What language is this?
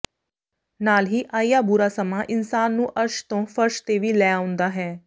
Punjabi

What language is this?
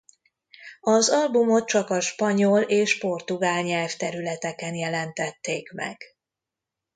Hungarian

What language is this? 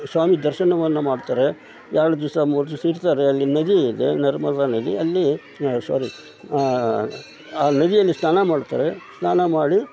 Kannada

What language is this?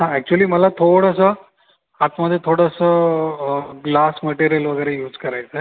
Marathi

